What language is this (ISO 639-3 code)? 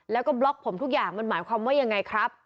tha